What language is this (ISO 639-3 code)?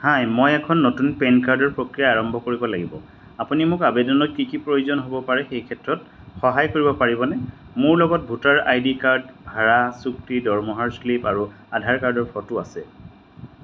asm